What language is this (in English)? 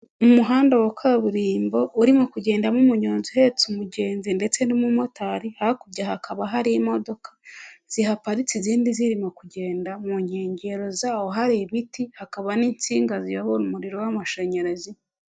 Kinyarwanda